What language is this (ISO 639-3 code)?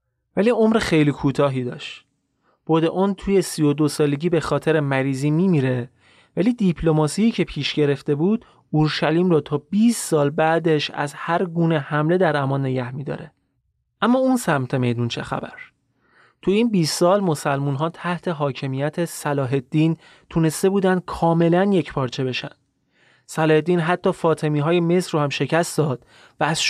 fas